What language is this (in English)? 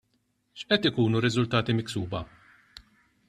Maltese